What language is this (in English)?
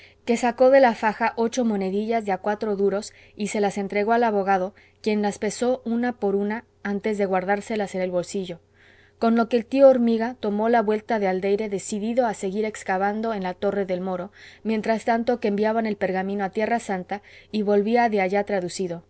Spanish